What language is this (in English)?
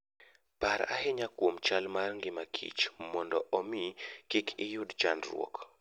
Luo (Kenya and Tanzania)